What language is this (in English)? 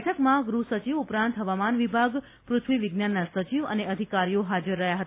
Gujarati